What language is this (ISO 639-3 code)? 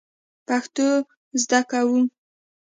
pus